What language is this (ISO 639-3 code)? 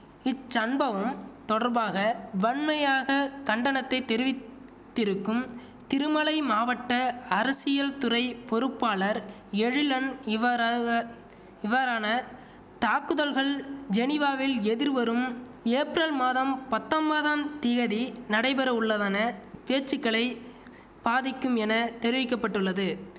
tam